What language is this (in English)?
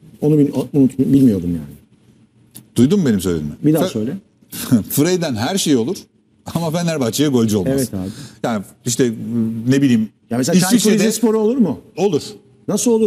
Turkish